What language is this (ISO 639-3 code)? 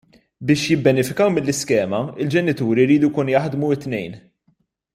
mlt